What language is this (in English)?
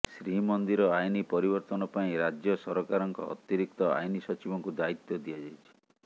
Odia